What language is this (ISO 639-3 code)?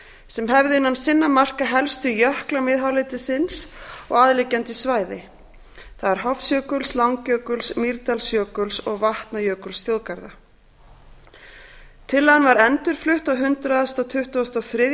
isl